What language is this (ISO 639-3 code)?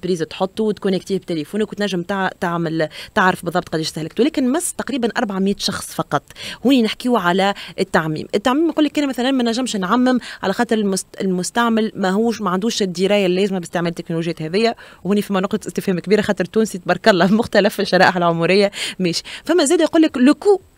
ara